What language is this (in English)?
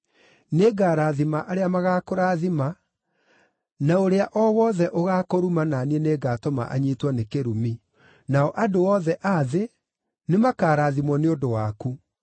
Kikuyu